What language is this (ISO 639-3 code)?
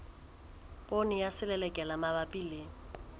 sot